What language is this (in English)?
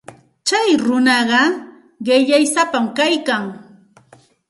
Santa Ana de Tusi Pasco Quechua